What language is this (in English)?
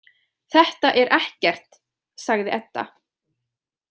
Icelandic